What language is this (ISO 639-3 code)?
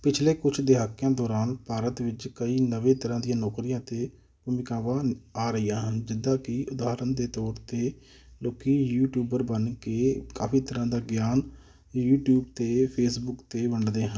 pan